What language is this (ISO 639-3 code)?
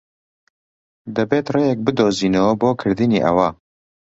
ckb